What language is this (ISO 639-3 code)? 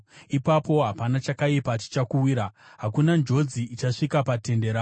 sna